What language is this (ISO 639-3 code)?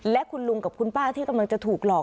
tha